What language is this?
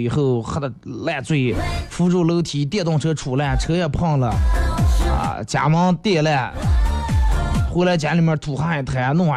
Chinese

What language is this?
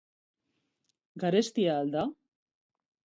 Basque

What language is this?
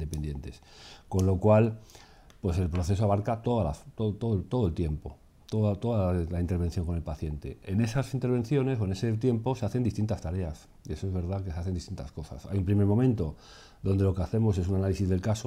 Spanish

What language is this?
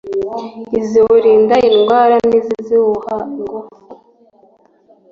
Kinyarwanda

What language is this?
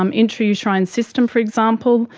English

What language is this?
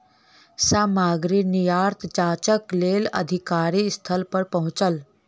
Maithili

